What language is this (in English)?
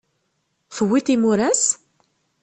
Kabyle